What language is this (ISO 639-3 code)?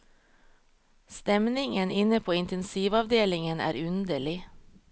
nor